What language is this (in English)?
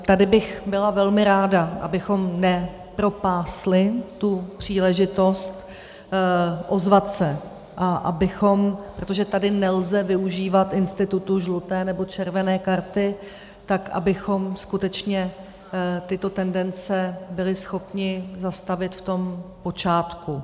Czech